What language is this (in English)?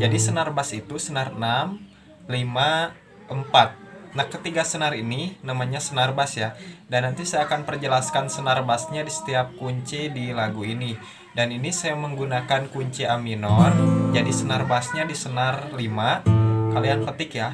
Indonesian